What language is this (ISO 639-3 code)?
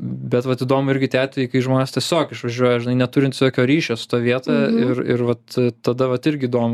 lit